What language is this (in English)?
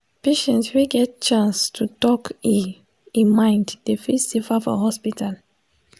Nigerian Pidgin